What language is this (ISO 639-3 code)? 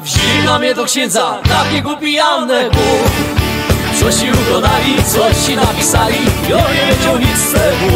pol